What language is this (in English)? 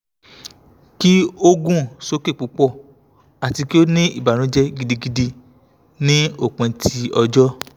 Yoruba